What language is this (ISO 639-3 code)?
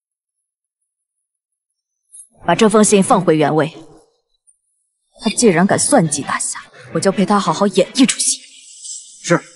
zho